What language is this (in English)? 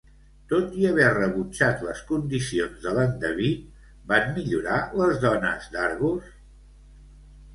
Catalan